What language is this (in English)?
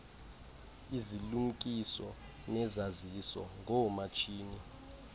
Xhosa